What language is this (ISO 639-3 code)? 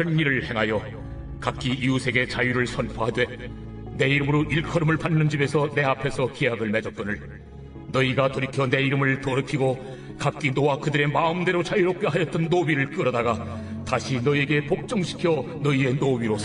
kor